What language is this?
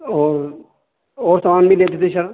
Urdu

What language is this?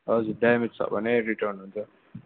Nepali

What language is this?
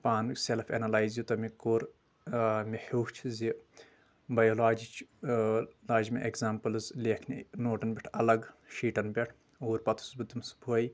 Kashmiri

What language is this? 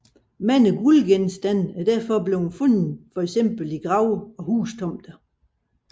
Danish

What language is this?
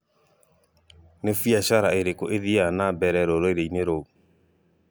Kikuyu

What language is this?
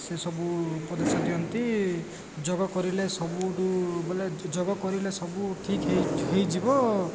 Odia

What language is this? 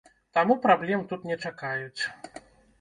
Belarusian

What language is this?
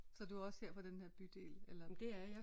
Danish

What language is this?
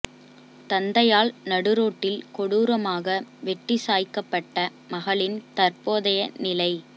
Tamil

